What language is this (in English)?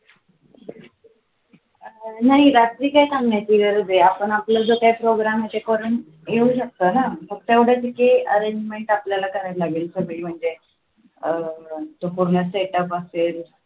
Marathi